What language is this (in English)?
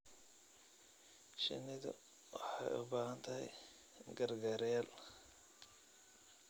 Somali